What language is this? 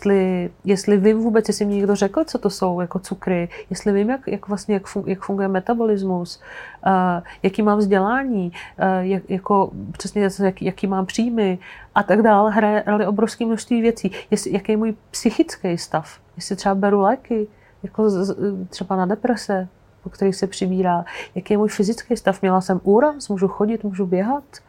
Czech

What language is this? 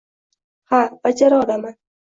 Uzbek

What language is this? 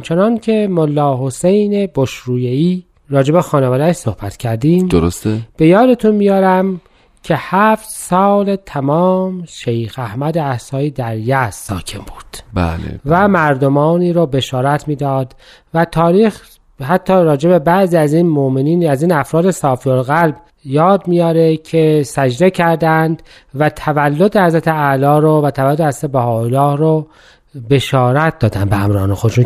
Persian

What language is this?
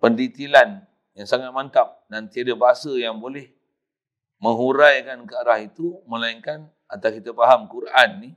Malay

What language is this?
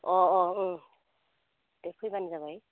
Bodo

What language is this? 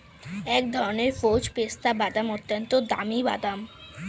Bangla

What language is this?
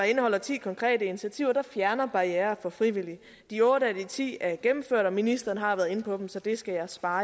Danish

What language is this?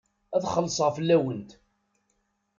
Kabyle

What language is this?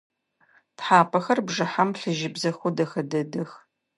Adyghe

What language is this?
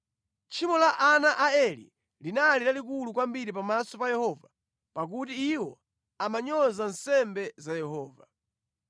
Nyanja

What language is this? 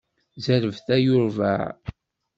Kabyle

